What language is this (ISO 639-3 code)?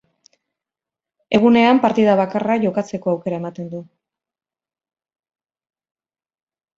eus